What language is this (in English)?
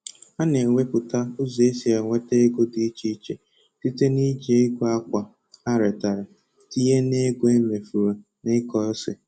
Igbo